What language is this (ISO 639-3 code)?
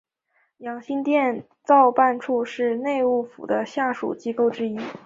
zho